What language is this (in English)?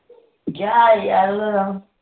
Punjabi